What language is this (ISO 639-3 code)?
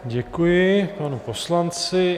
ces